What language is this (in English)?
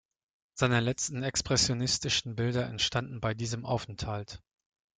German